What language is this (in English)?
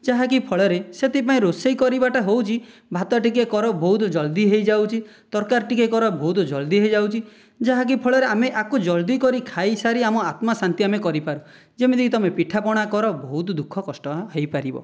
Odia